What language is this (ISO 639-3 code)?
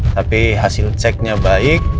ind